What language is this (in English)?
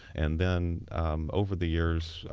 English